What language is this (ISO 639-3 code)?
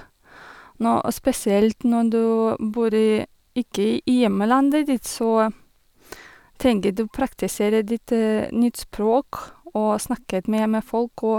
nor